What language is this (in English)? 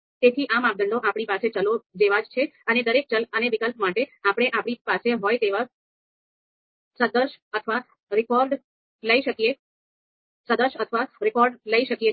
Gujarati